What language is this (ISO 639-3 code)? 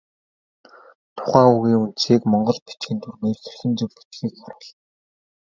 mon